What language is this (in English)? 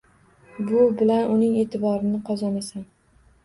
Uzbek